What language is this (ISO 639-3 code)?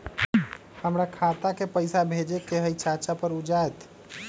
mag